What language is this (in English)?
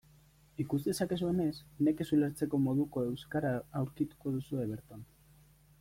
Basque